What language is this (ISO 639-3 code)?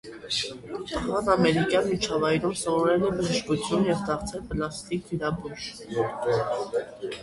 hye